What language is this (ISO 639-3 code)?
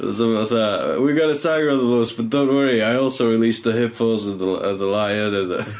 cym